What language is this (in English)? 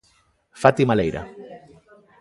Galician